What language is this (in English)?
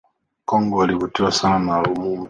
Swahili